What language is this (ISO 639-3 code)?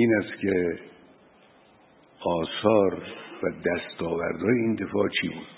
fas